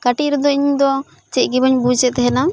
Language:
Santali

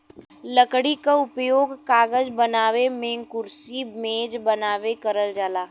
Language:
Bhojpuri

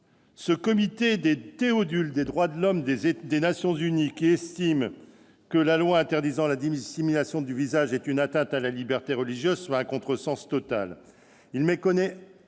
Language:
French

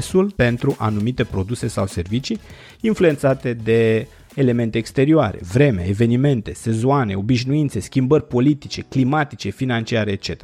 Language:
Romanian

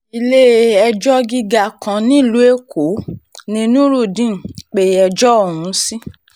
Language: Yoruba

